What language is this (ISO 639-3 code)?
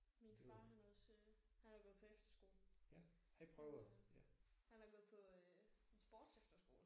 dan